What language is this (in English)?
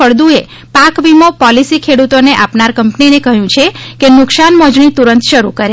Gujarati